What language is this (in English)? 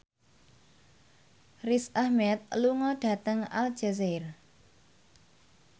Javanese